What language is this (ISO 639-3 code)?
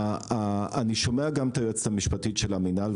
heb